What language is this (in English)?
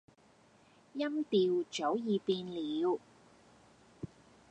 Cantonese